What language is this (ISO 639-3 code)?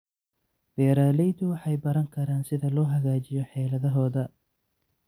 som